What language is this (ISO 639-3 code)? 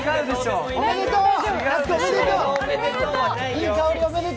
jpn